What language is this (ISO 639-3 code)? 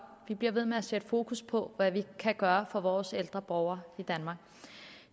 dan